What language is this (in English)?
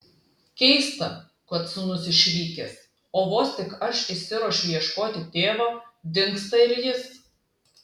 Lithuanian